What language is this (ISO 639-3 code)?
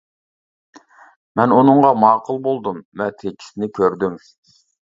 uig